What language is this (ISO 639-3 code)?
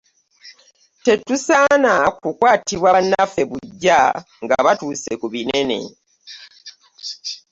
lug